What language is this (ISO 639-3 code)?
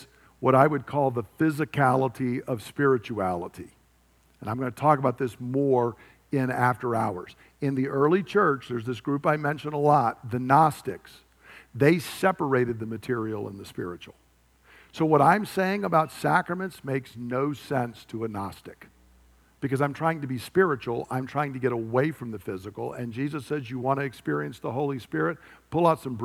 eng